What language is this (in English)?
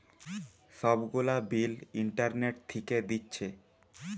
Bangla